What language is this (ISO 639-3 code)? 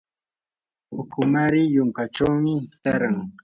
qur